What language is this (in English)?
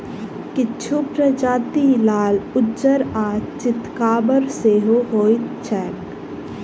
Maithili